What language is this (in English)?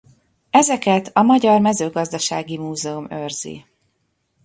Hungarian